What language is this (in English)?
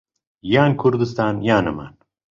Central Kurdish